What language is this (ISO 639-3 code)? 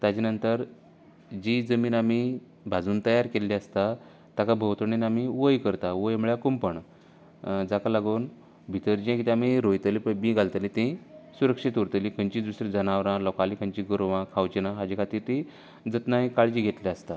kok